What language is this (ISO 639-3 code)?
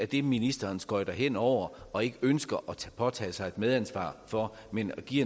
dan